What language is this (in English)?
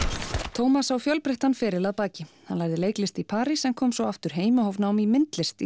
Icelandic